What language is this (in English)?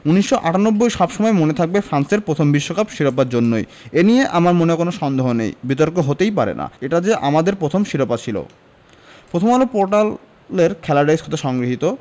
Bangla